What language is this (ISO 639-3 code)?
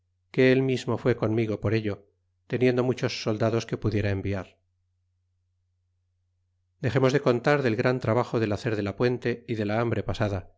spa